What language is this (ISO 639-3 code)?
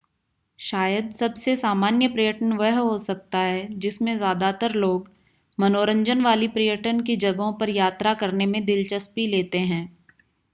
hin